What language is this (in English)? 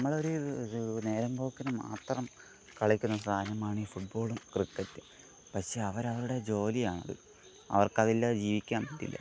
Malayalam